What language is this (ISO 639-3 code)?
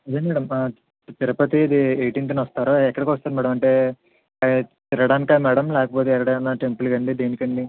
tel